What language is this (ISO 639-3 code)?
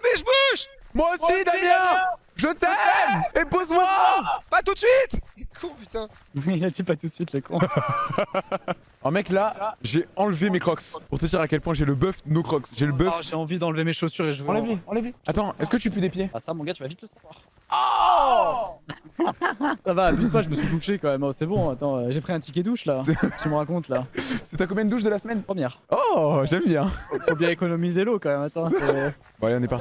fra